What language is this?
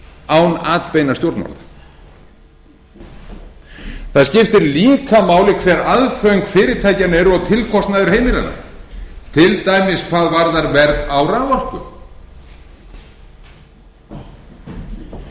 Icelandic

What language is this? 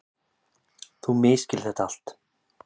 Icelandic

